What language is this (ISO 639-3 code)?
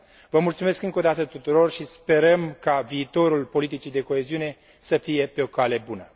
ron